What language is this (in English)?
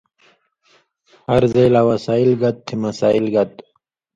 Indus Kohistani